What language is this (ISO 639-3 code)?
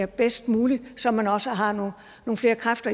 dan